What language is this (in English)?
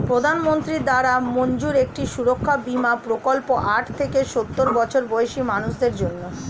Bangla